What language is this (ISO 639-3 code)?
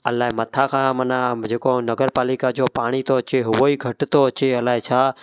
snd